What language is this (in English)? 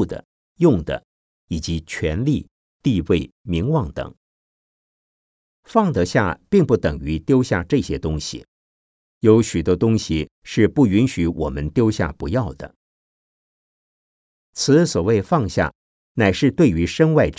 Chinese